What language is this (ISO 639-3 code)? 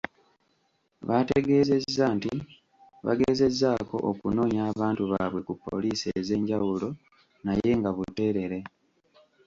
lug